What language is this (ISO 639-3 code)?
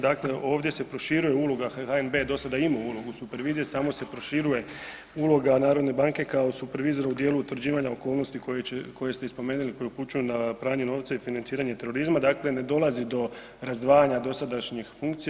hrv